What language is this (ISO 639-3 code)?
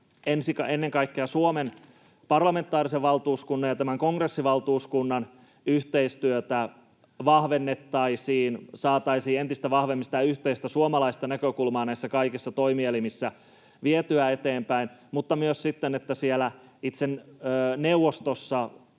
fin